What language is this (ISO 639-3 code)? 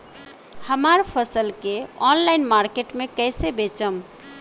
bho